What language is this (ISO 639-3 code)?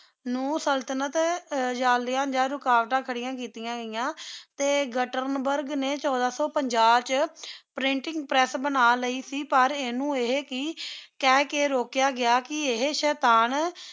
pan